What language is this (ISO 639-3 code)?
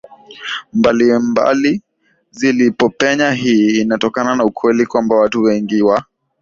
swa